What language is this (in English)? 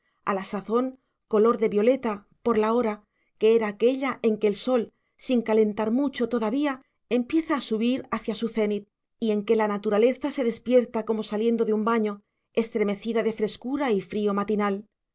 Spanish